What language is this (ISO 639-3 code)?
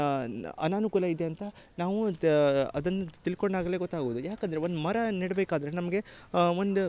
kan